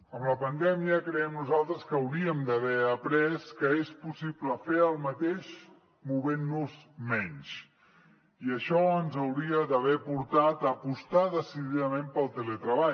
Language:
Catalan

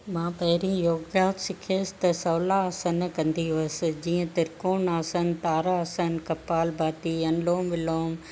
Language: Sindhi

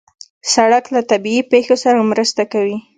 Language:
Pashto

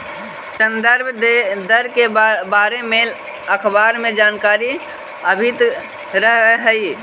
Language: Magahi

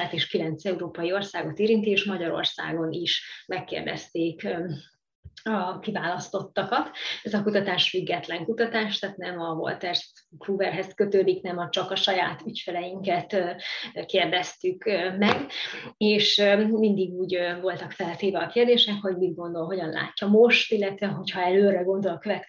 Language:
Hungarian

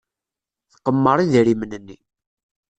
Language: Kabyle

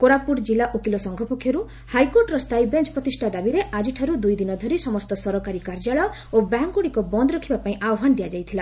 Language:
Odia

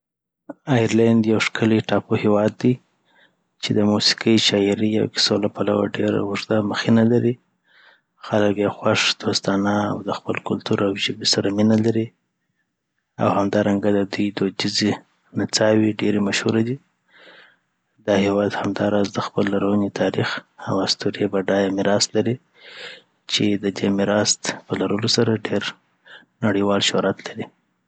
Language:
Southern Pashto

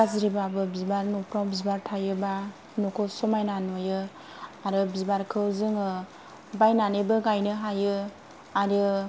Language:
Bodo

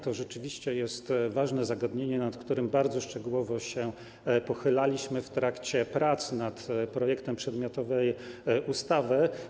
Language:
Polish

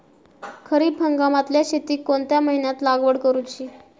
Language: Marathi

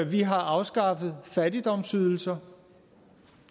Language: Danish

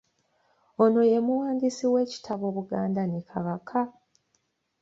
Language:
Ganda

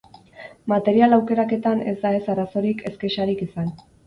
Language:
Basque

